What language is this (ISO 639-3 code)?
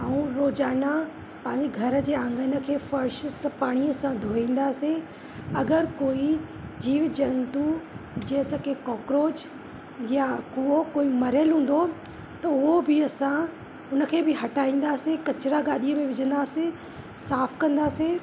snd